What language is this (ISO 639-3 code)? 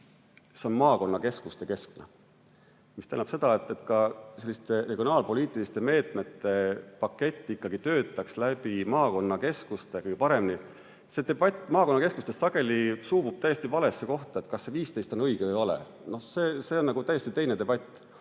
est